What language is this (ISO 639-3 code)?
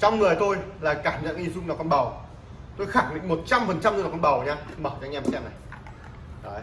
vie